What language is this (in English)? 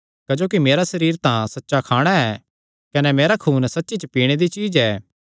Kangri